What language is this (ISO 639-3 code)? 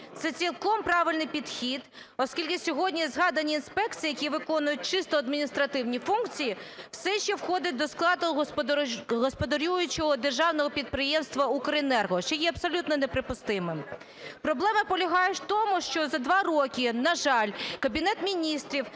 ukr